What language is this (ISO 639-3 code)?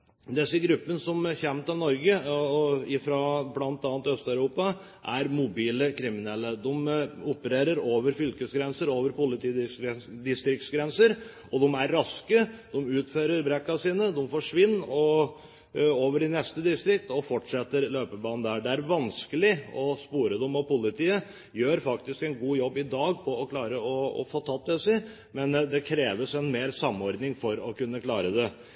nob